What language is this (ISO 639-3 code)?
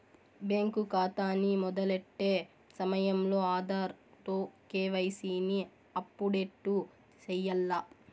tel